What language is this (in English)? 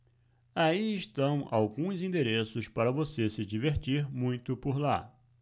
Portuguese